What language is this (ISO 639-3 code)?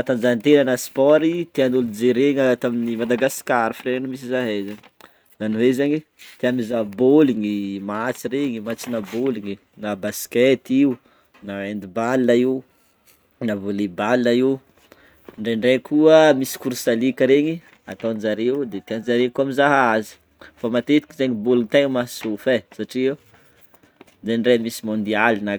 bmm